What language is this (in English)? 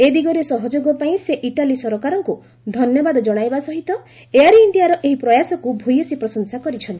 Odia